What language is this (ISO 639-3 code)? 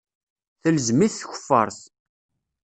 kab